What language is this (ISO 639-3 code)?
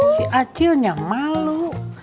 ind